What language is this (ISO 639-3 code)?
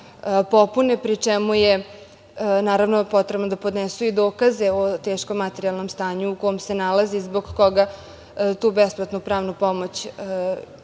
srp